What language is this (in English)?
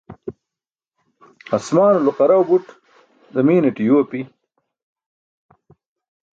Burushaski